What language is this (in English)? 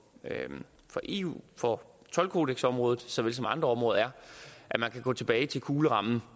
Danish